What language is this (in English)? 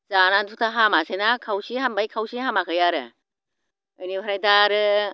Bodo